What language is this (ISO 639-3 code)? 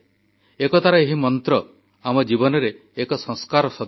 ori